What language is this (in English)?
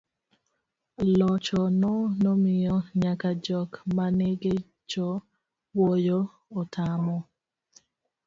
Luo (Kenya and Tanzania)